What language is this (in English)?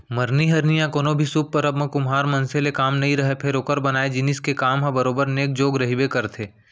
Chhattisgarhi